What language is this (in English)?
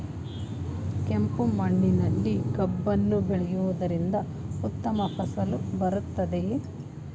Kannada